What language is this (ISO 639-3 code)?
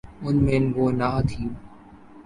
urd